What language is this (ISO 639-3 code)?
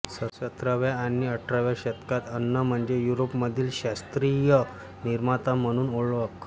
mar